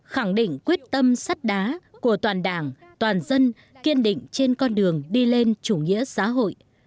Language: Vietnamese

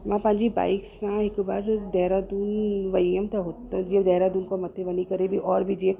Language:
Sindhi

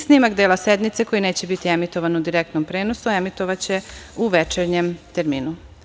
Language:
Serbian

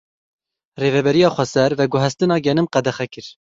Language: Kurdish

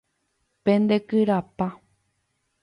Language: Guarani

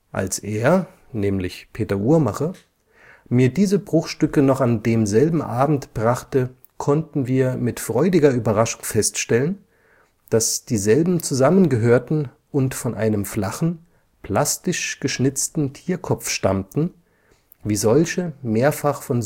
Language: German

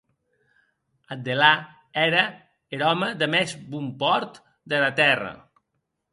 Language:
Occitan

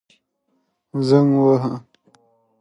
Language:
Pashto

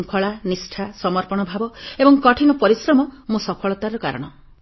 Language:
Odia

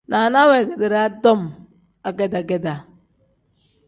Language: Tem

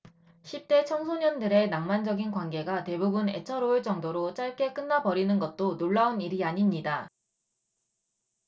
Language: Korean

